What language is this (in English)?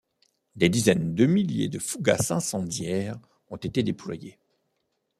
French